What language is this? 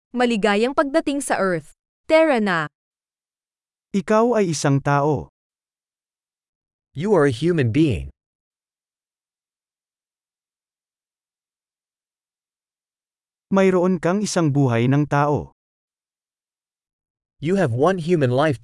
Filipino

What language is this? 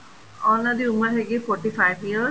Punjabi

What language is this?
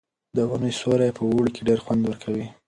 Pashto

